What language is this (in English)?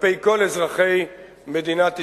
Hebrew